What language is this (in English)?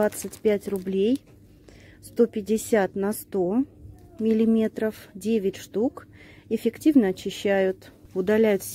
Russian